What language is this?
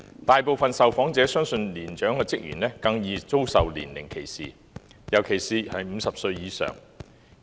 Cantonese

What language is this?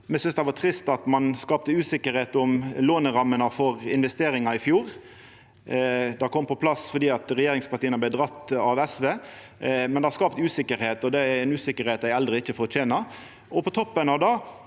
Norwegian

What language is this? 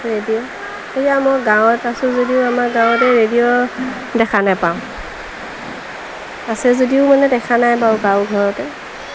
Assamese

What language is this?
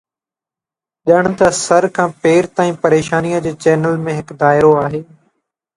Sindhi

